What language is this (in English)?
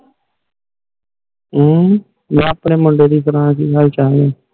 Punjabi